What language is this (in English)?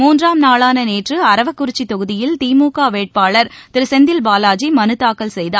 Tamil